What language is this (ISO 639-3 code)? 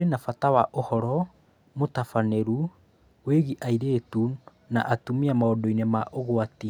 kik